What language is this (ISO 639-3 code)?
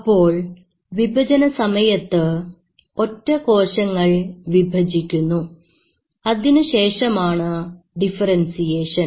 mal